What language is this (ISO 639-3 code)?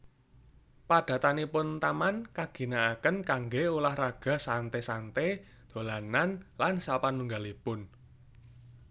jav